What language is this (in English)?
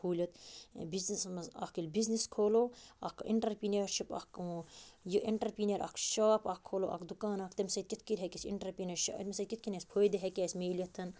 Kashmiri